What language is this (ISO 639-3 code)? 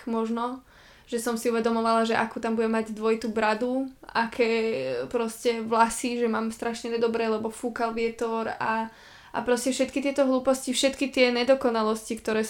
slk